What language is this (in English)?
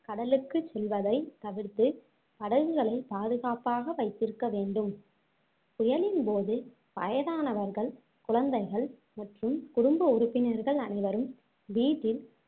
Tamil